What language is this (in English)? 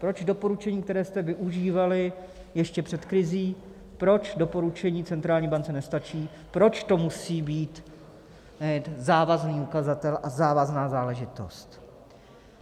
Czech